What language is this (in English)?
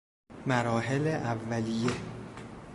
Persian